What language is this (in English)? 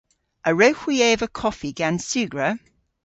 Cornish